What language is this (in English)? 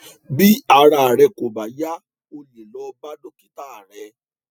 Yoruba